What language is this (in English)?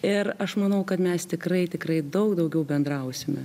Lithuanian